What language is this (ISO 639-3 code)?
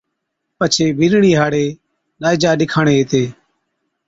odk